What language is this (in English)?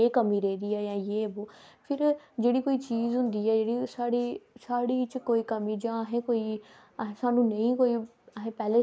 Dogri